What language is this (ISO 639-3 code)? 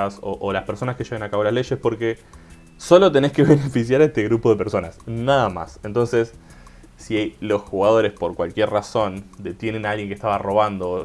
spa